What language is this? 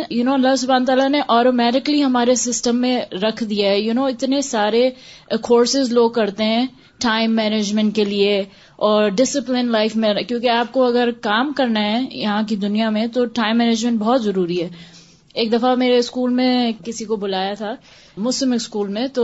Urdu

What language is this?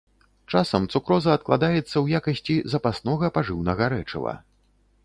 Belarusian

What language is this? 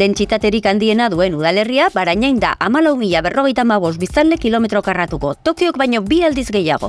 Basque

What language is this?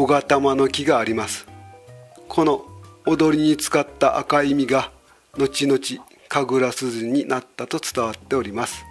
Japanese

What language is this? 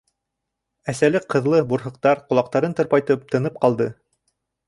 Bashkir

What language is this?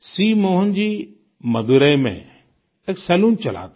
Hindi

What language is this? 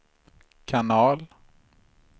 Swedish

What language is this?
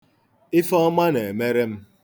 Igbo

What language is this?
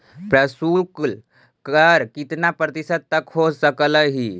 Magahi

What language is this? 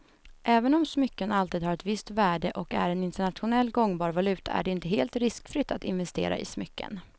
Swedish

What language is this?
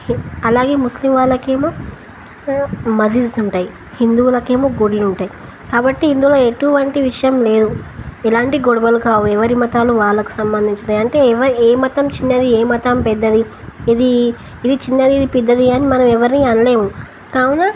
Telugu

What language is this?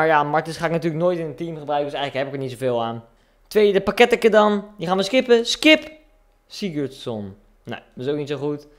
Dutch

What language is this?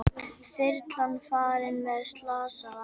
Icelandic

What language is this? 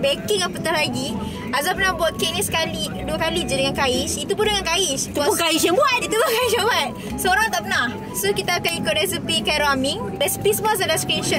Malay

